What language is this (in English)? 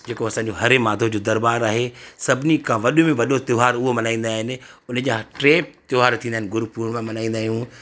Sindhi